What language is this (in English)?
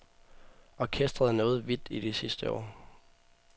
Danish